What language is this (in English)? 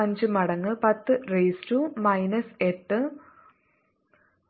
Malayalam